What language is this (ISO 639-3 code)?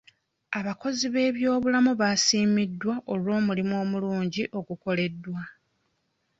lug